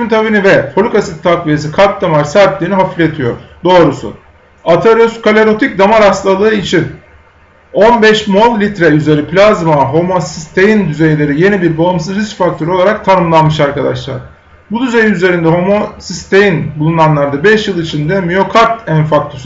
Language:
Turkish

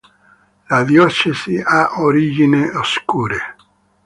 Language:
Italian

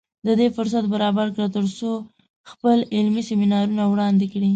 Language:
Pashto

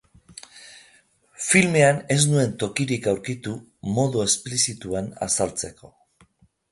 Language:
Basque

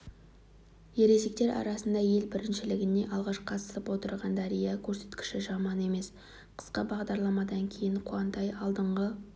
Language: Kazakh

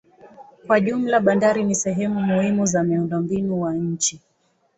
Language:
Swahili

